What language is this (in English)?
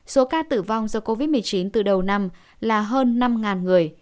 Vietnamese